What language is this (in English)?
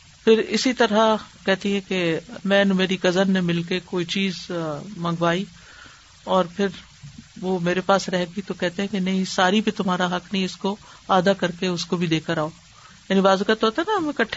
Urdu